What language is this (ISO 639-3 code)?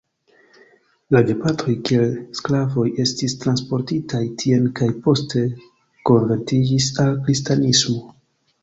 epo